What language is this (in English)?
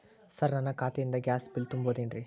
Kannada